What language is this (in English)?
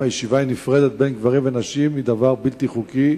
Hebrew